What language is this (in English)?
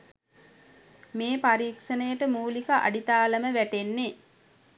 Sinhala